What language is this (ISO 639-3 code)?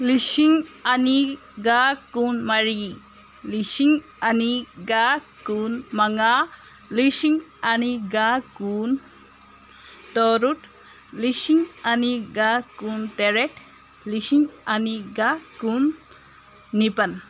mni